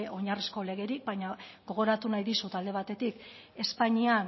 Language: Basque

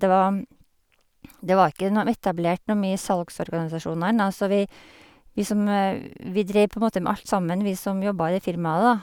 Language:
Norwegian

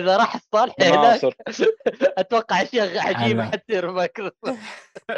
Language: Arabic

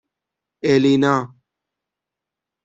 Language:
Persian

